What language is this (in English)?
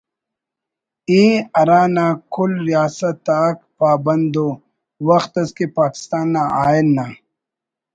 Brahui